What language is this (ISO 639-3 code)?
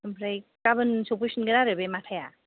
brx